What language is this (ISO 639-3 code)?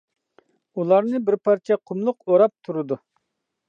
uig